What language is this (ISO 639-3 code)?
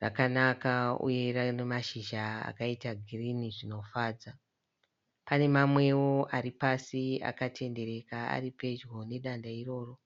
sna